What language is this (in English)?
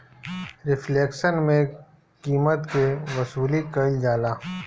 Bhojpuri